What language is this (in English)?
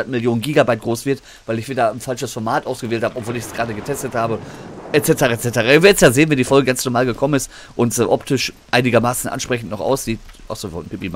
German